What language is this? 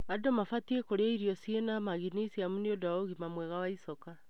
Kikuyu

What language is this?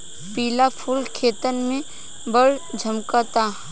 Bhojpuri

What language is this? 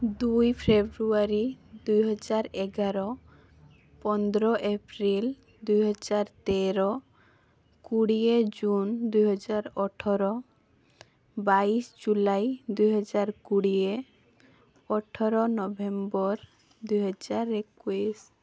Odia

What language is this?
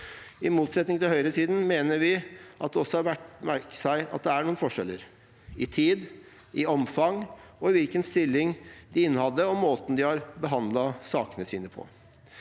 Norwegian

